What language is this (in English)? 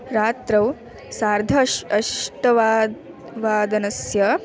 Sanskrit